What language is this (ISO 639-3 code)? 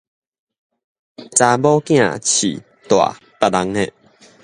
nan